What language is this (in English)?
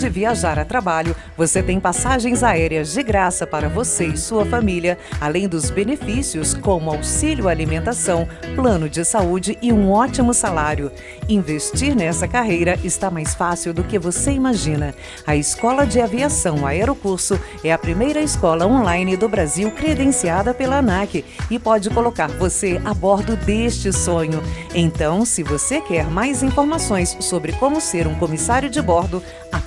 Portuguese